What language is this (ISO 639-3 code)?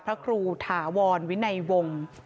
tha